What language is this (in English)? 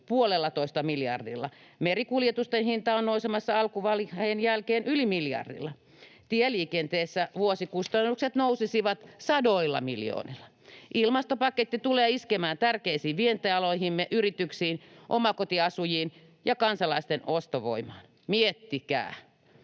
Finnish